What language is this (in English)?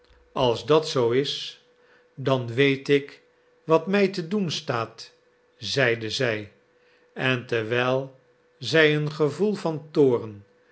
Dutch